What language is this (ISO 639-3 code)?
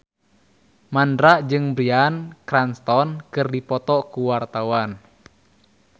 sun